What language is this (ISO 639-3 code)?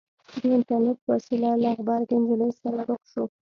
pus